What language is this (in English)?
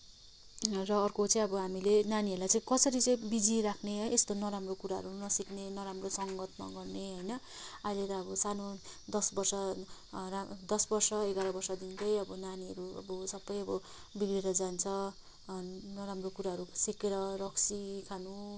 Nepali